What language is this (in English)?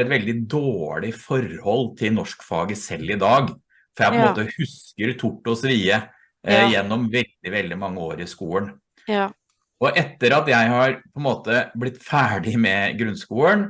Norwegian